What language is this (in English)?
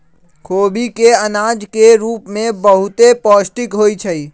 Magahi